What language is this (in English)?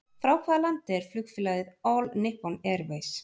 Icelandic